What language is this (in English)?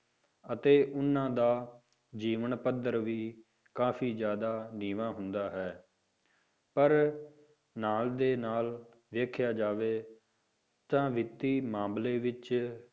Punjabi